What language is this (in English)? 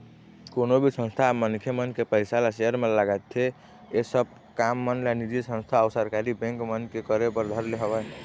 Chhattisgarhi